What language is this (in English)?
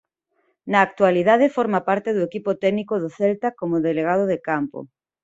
Galician